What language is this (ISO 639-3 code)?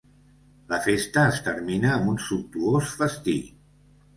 cat